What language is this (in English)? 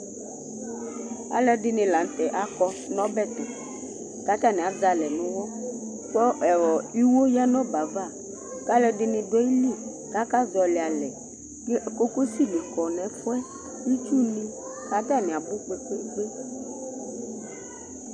Ikposo